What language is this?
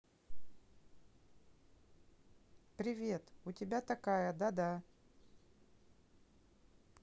Russian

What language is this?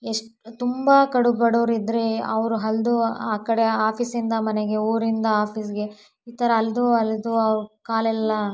Kannada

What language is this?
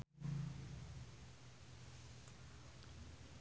Sundanese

